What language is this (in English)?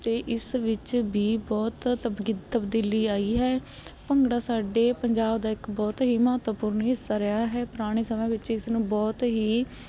Punjabi